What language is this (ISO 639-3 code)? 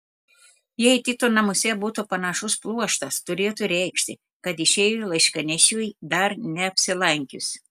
lit